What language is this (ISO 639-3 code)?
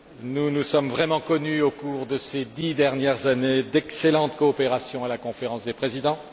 fra